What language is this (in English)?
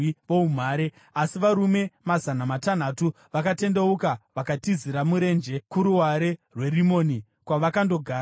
Shona